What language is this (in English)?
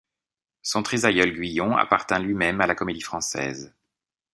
French